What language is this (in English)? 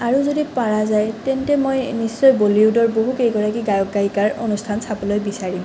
Assamese